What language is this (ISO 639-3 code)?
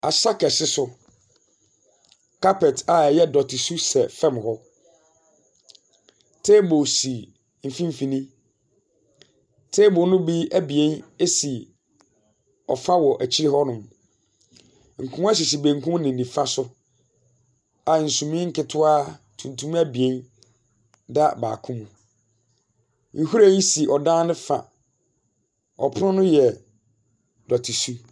aka